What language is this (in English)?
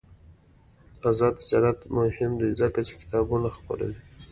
Pashto